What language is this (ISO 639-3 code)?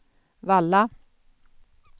swe